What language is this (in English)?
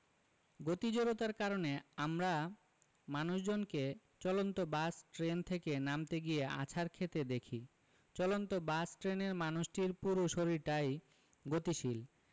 Bangla